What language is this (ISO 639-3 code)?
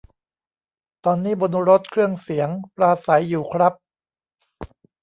tha